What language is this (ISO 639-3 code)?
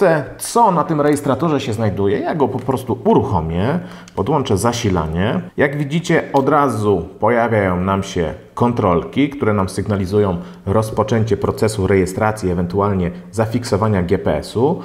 pol